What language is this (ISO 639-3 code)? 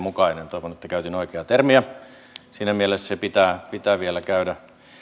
fin